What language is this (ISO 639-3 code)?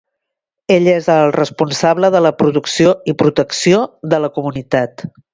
cat